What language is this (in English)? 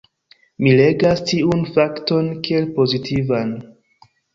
Esperanto